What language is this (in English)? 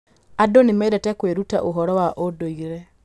Kikuyu